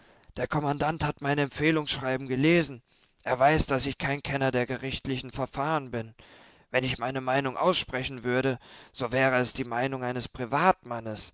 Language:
German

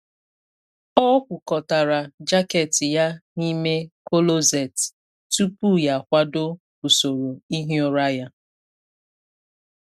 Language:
Igbo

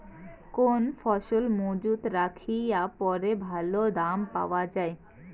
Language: Bangla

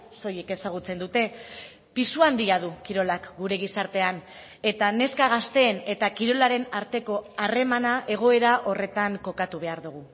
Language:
Basque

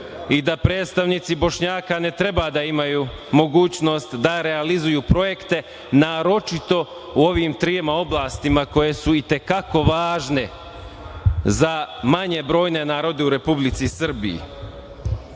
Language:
Serbian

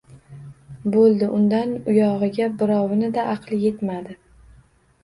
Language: Uzbek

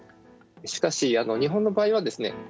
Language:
Japanese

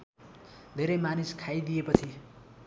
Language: Nepali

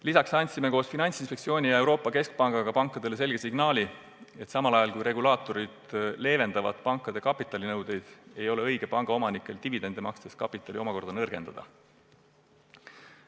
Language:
Estonian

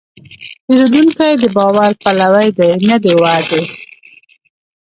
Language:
Pashto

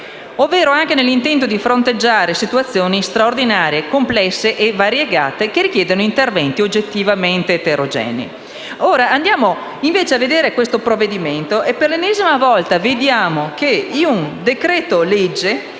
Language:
Italian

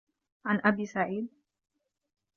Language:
Arabic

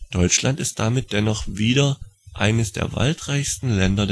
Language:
German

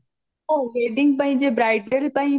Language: Odia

